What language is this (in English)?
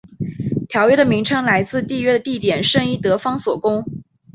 Chinese